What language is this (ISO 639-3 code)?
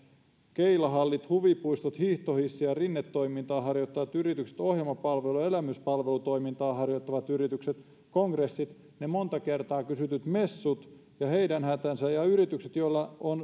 fin